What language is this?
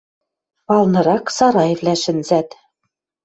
Western Mari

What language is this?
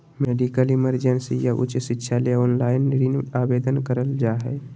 Magahi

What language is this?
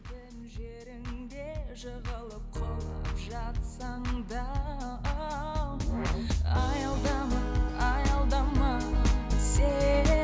Kazakh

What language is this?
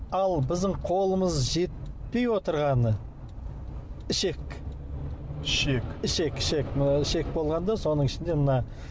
Kazakh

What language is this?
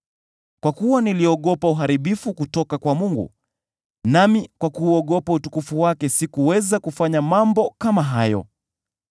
Swahili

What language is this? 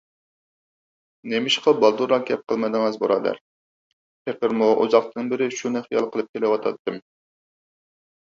Uyghur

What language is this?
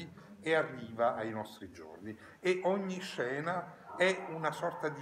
Italian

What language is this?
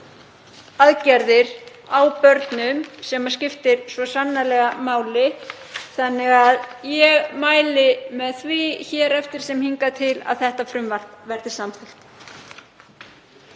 Icelandic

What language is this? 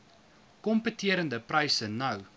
Afrikaans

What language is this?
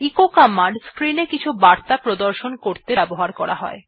Bangla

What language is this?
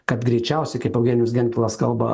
Lithuanian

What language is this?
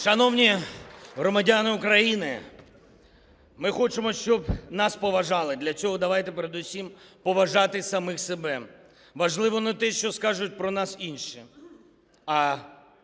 Ukrainian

